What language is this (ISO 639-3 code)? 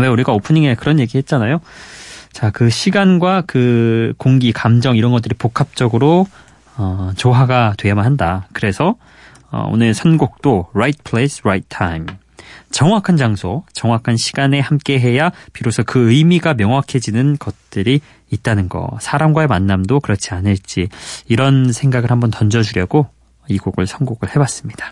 kor